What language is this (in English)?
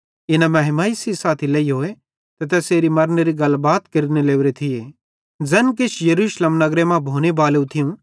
Bhadrawahi